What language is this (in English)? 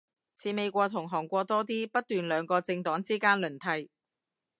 Cantonese